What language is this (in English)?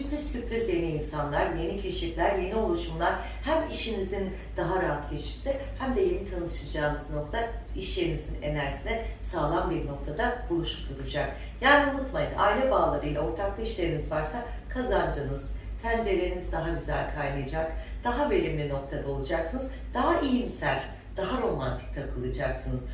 Turkish